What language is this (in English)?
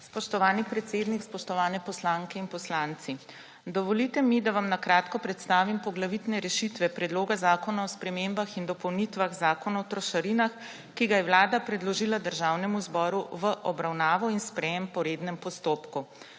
Slovenian